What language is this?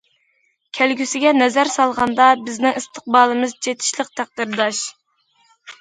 Uyghur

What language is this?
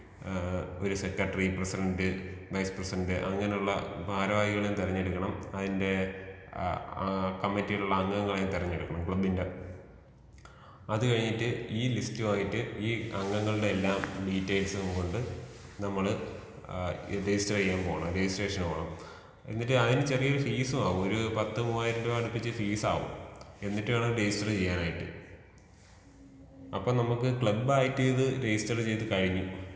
Malayalam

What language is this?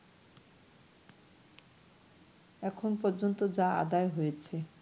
Bangla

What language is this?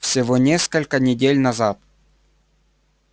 Russian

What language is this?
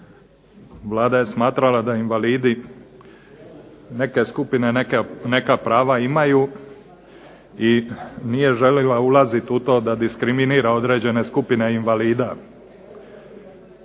Croatian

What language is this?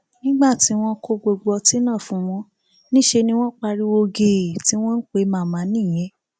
Yoruba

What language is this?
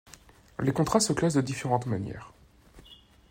French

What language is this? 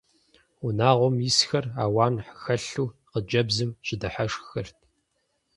Kabardian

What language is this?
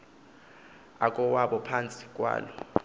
Xhosa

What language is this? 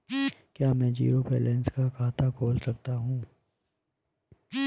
Hindi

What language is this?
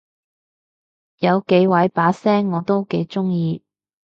Cantonese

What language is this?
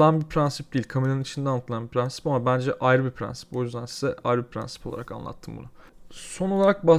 Turkish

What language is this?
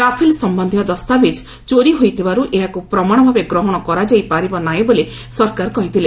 Odia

